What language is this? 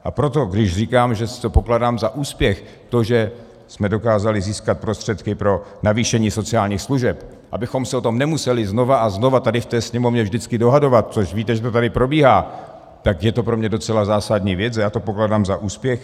Czech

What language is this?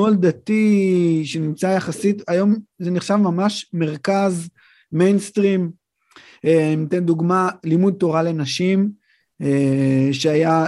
Hebrew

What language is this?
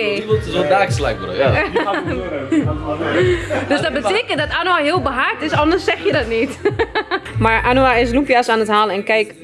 Dutch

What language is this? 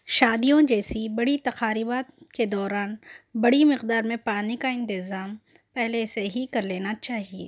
Urdu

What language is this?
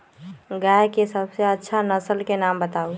Magahi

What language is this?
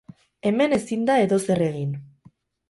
Basque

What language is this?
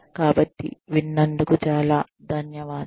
Telugu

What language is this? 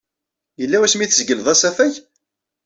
Kabyle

